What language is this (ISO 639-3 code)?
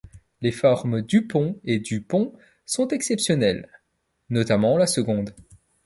fra